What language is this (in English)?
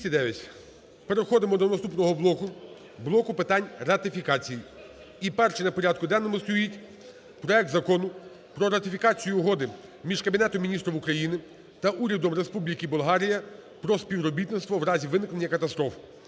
Ukrainian